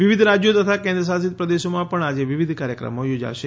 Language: Gujarati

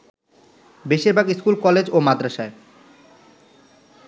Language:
Bangla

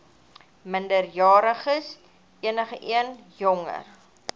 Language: Afrikaans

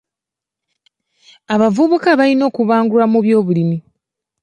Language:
Ganda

